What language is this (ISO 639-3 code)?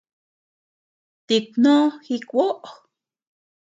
cux